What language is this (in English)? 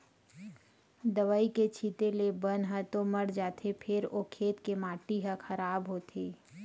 Chhattisgarhi